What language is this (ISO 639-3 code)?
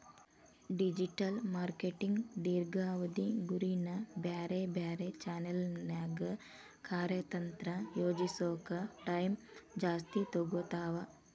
kan